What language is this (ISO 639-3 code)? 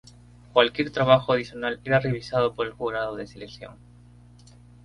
spa